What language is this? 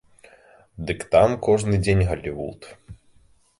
Belarusian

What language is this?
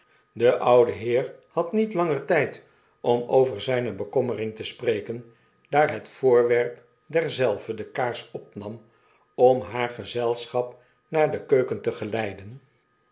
Dutch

